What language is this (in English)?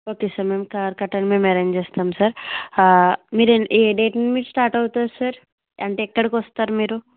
Telugu